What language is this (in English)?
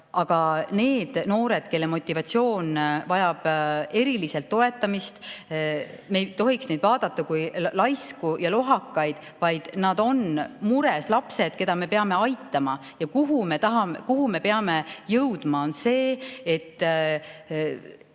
Estonian